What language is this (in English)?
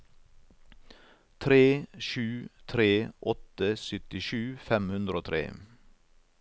Norwegian